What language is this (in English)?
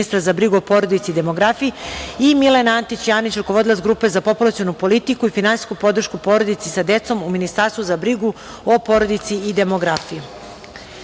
Serbian